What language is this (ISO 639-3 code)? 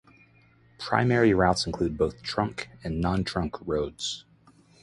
eng